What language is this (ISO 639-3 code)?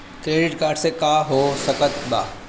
bho